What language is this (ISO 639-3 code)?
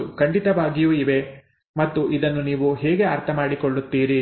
kan